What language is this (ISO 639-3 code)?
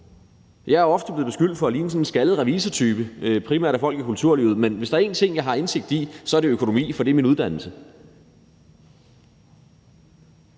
dan